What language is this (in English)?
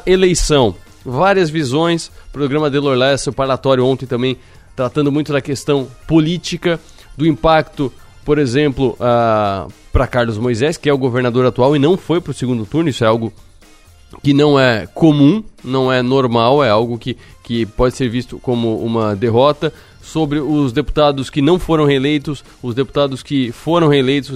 Portuguese